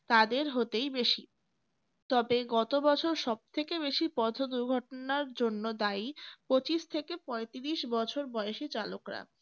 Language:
Bangla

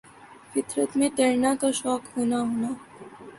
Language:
Urdu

